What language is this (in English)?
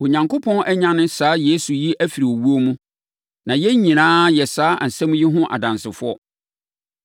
Akan